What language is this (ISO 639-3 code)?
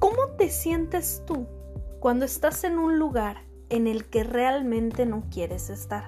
spa